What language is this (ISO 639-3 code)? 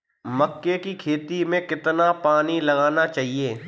hin